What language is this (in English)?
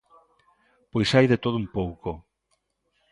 Galician